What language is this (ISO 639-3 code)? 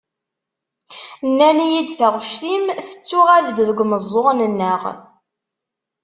kab